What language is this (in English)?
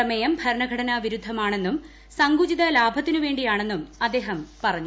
Malayalam